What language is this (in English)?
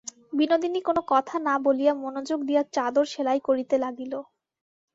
Bangla